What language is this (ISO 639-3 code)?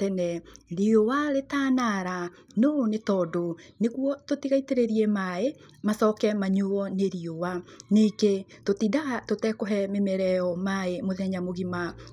kik